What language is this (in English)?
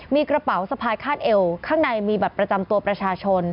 Thai